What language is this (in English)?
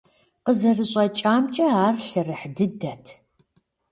Kabardian